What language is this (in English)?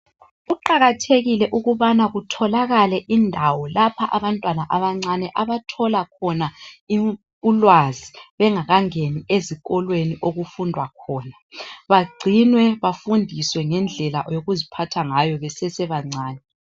North Ndebele